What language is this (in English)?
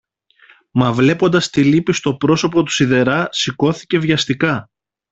Greek